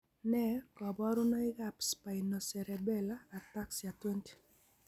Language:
Kalenjin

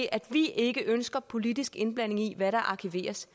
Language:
Danish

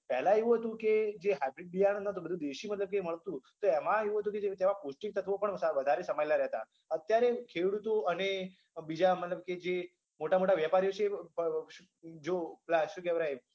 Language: Gujarati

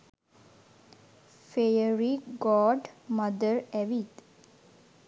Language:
Sinhala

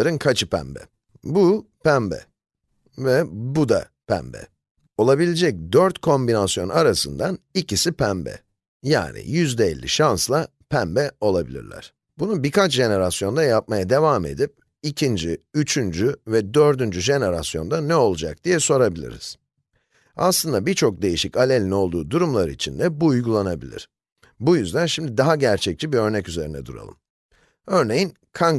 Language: Turkish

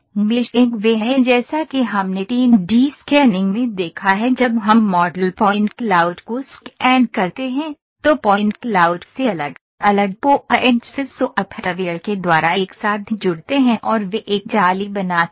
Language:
Hindi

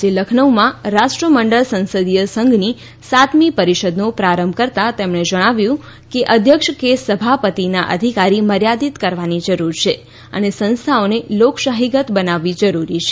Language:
Gujarati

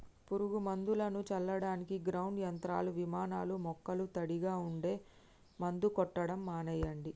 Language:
Telugu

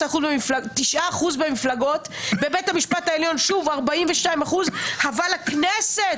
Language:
Hebrew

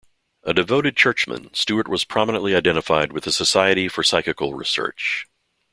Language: English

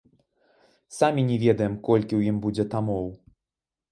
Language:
Belarusian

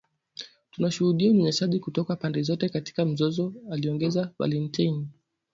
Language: Swahili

